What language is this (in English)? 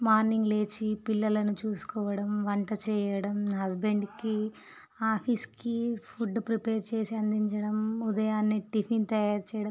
Telugu